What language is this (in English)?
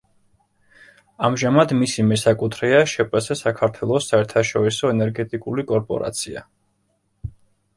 Georgian